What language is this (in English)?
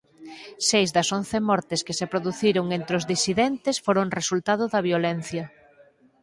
Galician